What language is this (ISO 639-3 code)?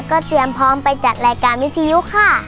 tha